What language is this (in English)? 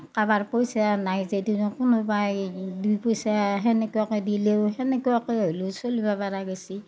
Assamese